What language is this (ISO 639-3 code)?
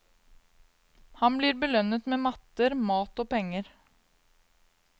nor